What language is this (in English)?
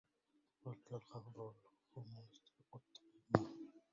Arabic